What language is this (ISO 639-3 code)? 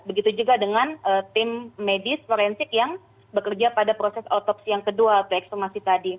ind